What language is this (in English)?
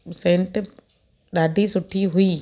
Sindhi